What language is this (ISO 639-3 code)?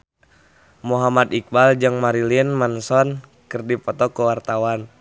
sun